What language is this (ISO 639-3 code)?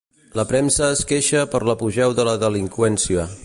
cat